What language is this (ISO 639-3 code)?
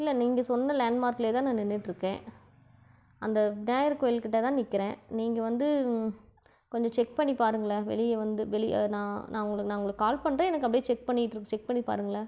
tam